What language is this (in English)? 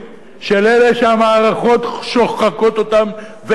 Hebrew